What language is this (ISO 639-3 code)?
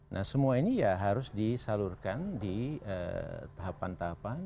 ind